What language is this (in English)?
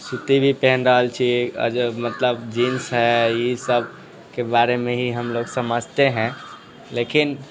Maithili